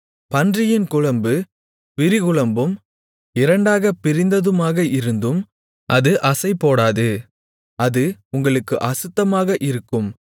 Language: Tamil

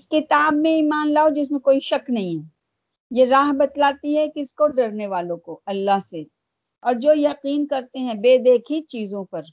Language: Urdu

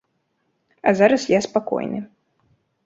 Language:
Belarusian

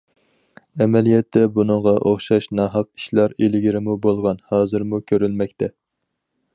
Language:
Uyghur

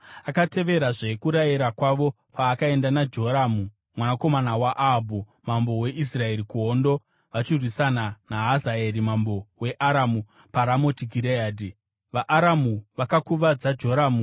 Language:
Shona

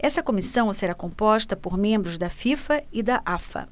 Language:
Portuguese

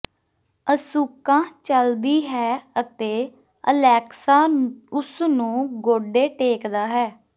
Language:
Punjabi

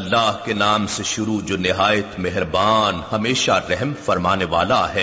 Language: Urdu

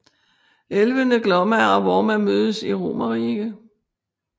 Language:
Danish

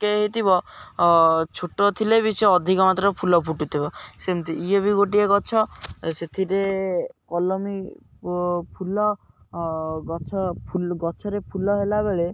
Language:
Odia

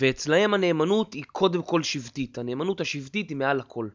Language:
Hebrew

